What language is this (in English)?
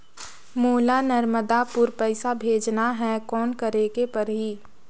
Chhattisgarhi